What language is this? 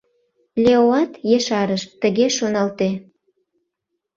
Mari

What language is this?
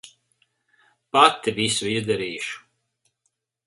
Latvian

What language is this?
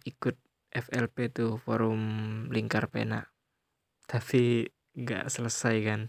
Indonesian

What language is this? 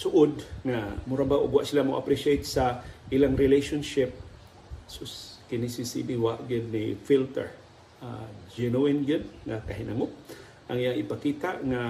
Filipino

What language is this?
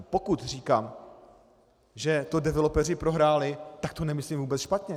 Czech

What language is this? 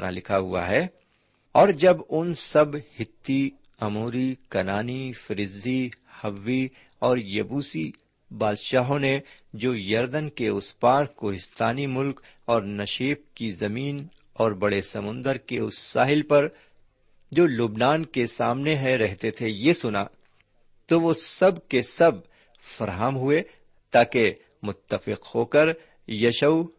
Urdu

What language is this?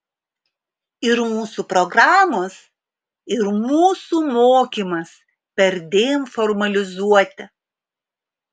Lithuanian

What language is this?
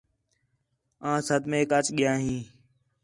Khetrani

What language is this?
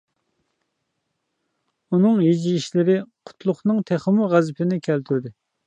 Uyghur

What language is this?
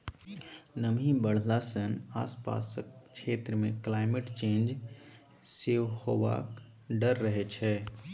Maithili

